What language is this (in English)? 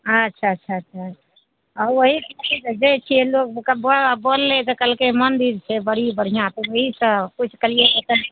Maithili